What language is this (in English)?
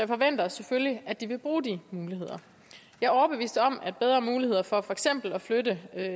Danish